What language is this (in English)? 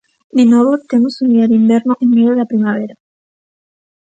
Galician